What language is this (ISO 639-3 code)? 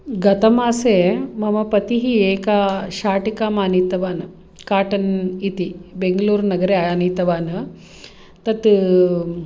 san